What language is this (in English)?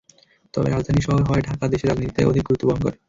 Bangla